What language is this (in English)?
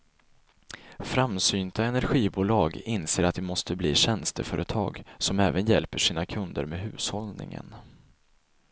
Swedish